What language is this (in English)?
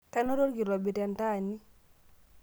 Masai